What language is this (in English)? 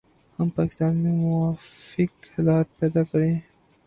Urdu